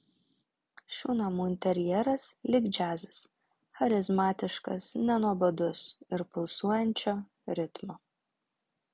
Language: Lithuanian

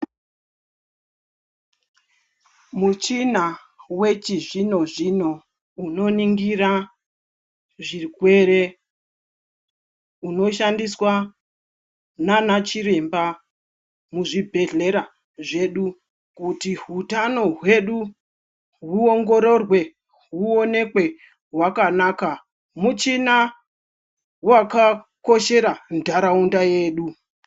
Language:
Ndau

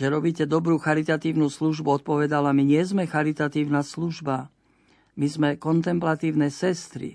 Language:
Slovak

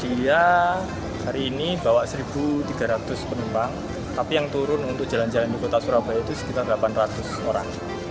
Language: Indonesian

